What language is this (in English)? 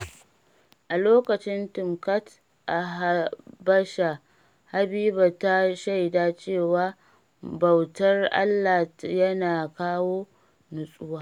Hausa